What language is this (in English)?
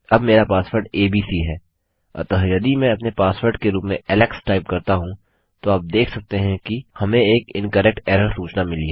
Hindi